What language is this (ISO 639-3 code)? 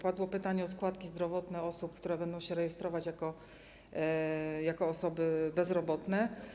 pol